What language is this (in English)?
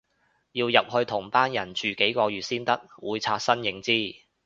Cantonese